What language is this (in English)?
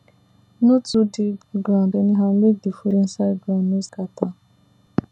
Nigerian Pidgin